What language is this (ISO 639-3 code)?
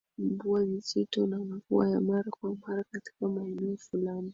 swa